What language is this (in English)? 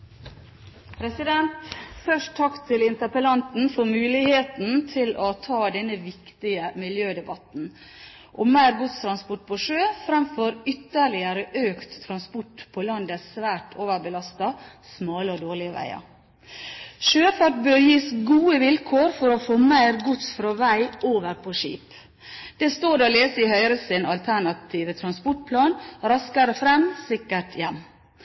Norwegian Bokmål